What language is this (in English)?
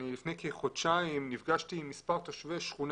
Hebrew